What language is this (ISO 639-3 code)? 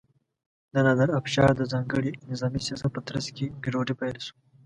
pus